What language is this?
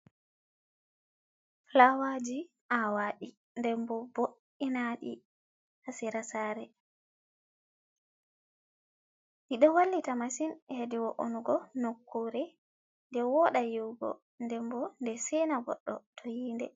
Fula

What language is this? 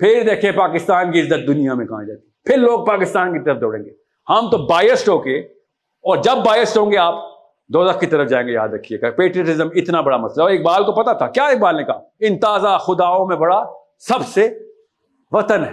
Urdu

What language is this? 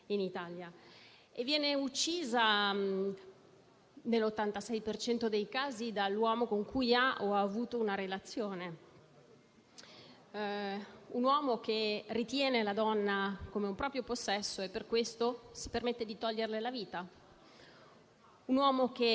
Italian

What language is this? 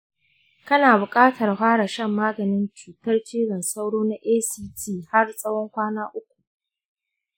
Hausa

